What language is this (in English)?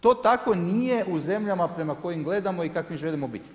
Croatian